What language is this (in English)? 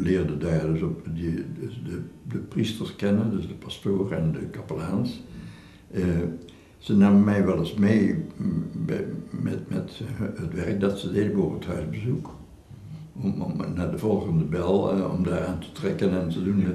Dutch